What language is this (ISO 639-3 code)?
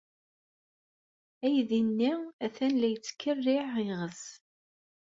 kab